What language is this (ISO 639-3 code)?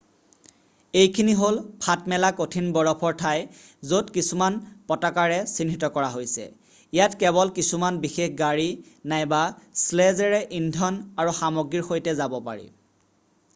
asm